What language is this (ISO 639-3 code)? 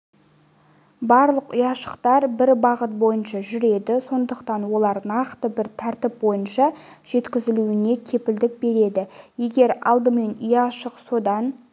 kaz